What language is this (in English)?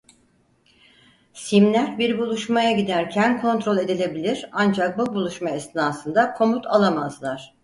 Turkish